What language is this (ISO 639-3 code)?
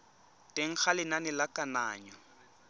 tsn